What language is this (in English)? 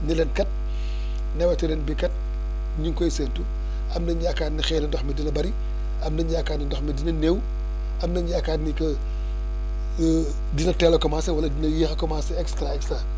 Wolof